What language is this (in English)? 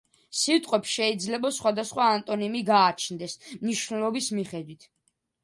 Georgian